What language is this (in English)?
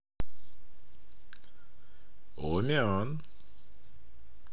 Russian